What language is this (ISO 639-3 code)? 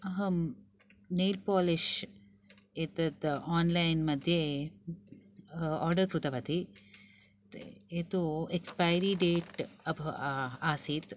san